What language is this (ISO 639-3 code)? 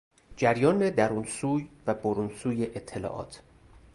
fas